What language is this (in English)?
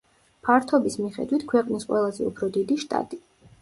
Georgian